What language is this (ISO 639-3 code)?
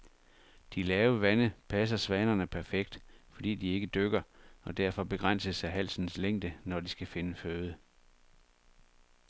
dan